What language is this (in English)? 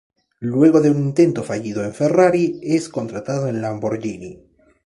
Spanish